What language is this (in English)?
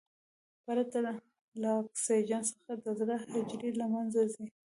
Pashto